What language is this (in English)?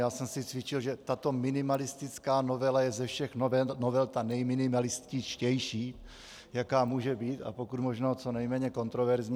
Czech